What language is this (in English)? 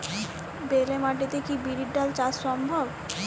Bangla